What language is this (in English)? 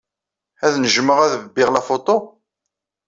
Kabyle